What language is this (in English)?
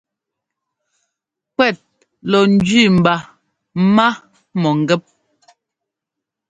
Ngomba